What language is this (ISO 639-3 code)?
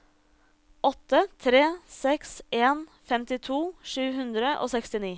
nor